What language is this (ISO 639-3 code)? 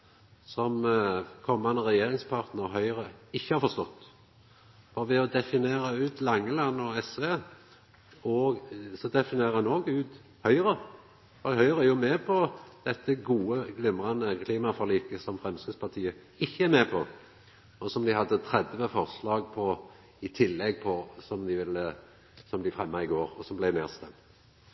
nno